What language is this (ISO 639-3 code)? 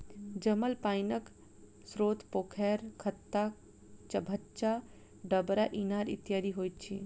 mai